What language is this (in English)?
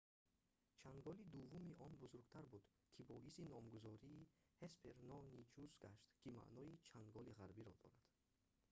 Tajik